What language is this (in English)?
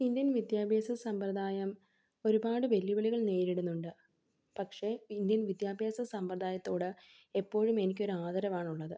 Malayalam